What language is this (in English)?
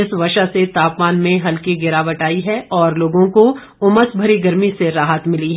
Hindi